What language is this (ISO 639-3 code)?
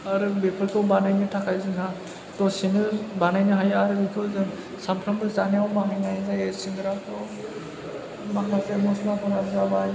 brx